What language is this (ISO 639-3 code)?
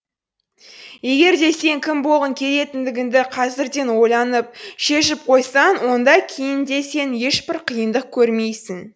kaz